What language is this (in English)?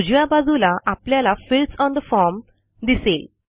Marathi